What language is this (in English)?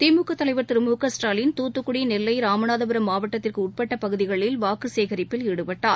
Tamil